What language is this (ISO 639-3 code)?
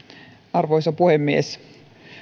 fin